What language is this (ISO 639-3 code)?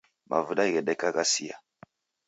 dav